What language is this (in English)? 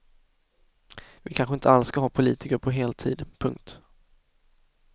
Swedish